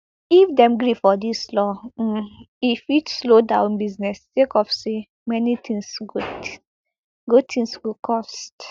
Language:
Nigerian Pidgin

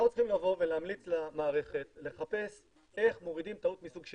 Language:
Hebrew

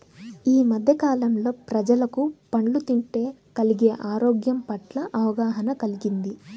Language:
Telugu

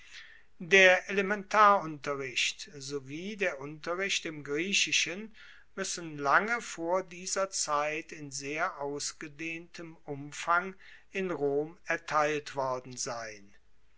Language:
German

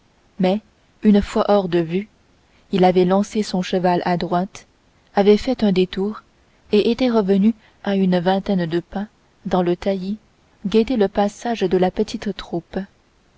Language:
French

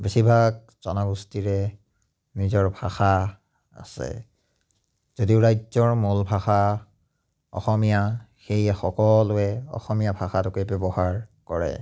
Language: Assamese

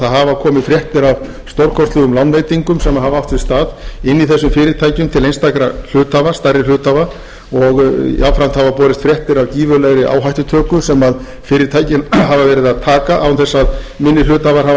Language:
Icelandic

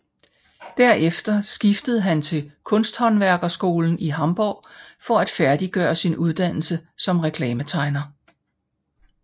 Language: Danish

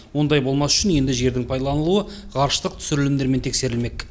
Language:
Kazakh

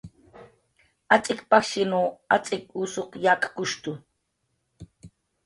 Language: Jaqaru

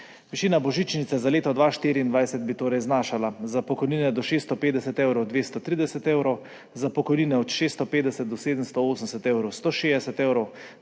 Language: Slovenian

